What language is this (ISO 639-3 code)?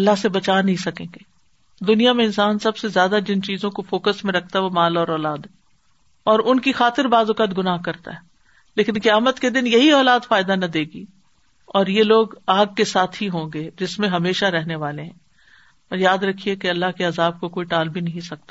urd